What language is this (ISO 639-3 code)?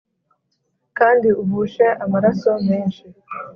kin